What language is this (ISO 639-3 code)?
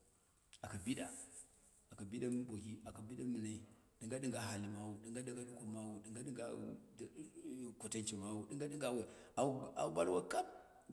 kna